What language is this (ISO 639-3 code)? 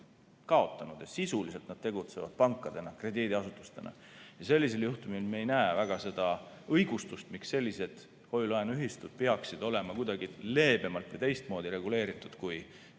est